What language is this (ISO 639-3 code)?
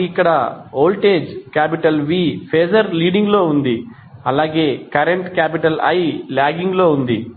tel